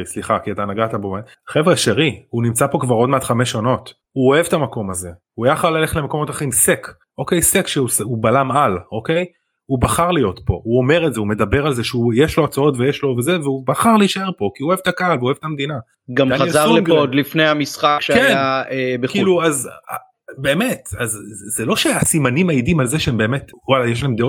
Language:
Hebrew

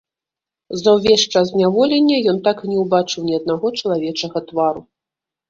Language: Belarusian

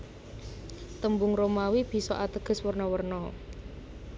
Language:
Javanese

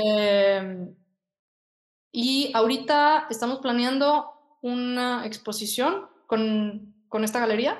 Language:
Spanish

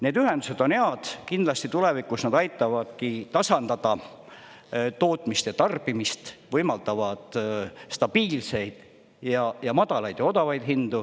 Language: Estonian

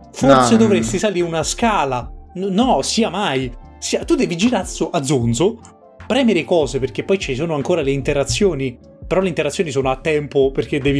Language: Italian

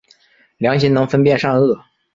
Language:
Chinese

